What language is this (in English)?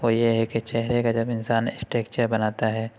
Urdu